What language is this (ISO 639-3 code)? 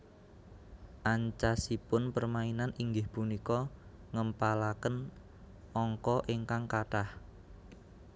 jav